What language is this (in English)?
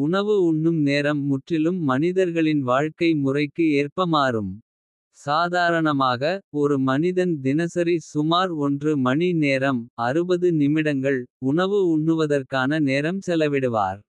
Kota (India)